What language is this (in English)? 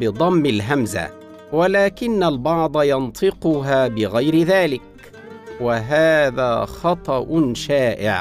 Arabic